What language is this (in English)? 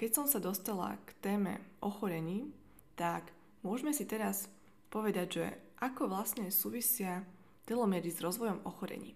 Slovak